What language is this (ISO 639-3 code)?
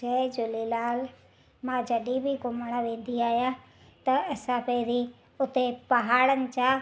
snd